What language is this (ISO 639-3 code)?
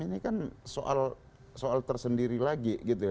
ind